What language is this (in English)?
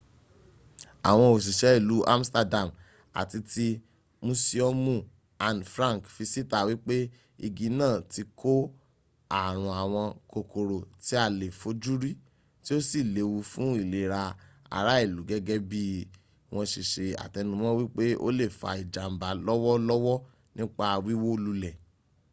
Yoruba